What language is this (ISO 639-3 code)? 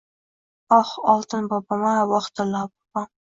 uzb